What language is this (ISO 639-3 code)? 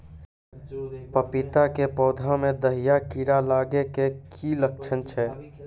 mai